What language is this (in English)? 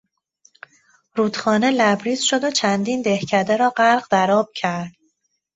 Persian